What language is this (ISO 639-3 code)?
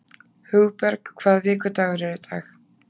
isl